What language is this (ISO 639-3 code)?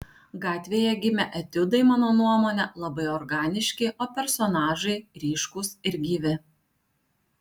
lit